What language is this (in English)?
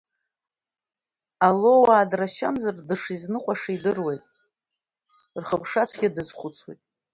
Abkhazian